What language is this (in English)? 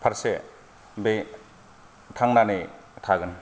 Bodo